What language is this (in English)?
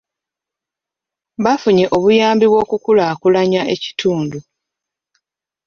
Ganda